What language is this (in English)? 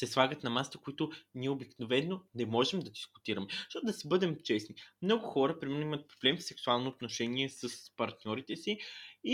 Bulgarian